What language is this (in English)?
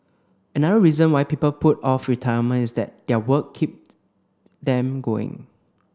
English